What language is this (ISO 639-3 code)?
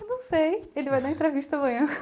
por